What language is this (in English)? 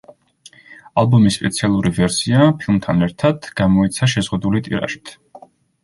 Georgian